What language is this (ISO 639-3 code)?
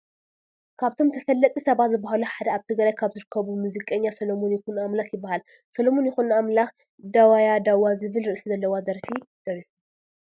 tir